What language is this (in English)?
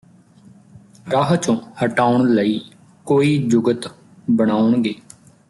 Punjabi